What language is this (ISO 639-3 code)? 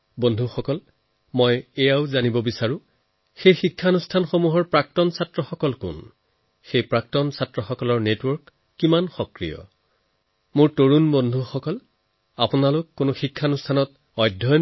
asm